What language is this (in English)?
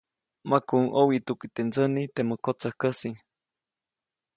Copainalá Zoque